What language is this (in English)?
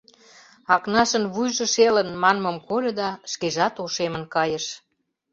Mari